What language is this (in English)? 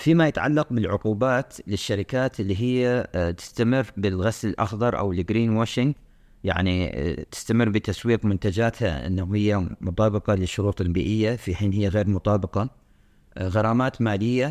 Arabic